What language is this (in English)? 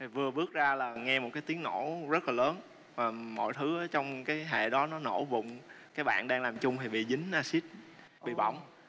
Vietnamese